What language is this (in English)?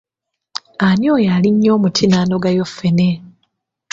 Ganda